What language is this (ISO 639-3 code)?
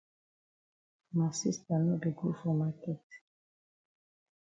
wes